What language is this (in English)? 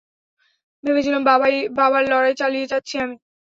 Bangla